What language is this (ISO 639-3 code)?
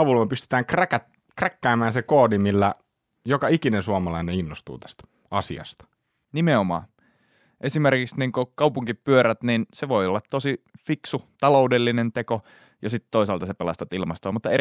fin